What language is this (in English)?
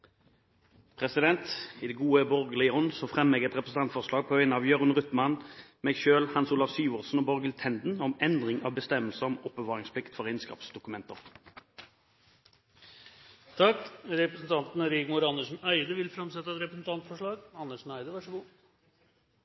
Norwegian